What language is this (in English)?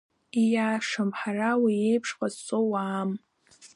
Abkhazian